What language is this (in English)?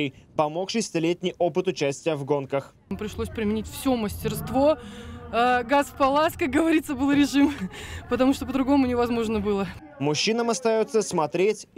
Russian